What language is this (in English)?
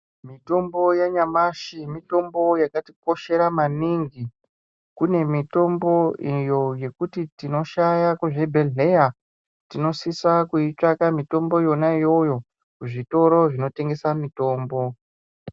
Ndau